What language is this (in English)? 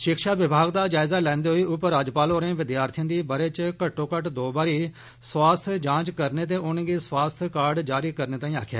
Dogri